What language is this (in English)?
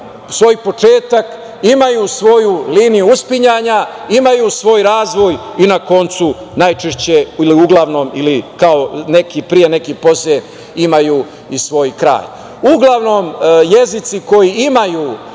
Serbian